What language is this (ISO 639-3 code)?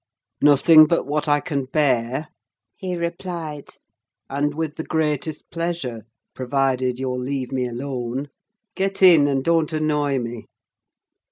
eng